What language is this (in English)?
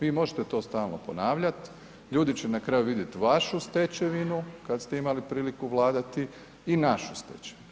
Croatian